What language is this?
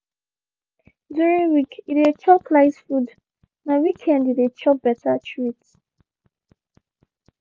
Nigerian Pidgin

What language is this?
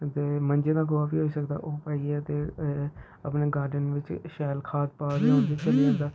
Dogri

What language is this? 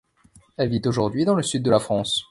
French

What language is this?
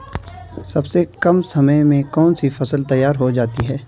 Hindi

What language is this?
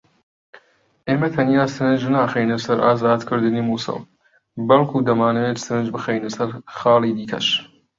Central Kurdish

